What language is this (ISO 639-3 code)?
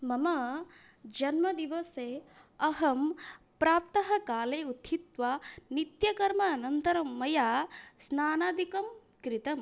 san